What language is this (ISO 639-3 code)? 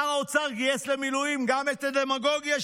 heb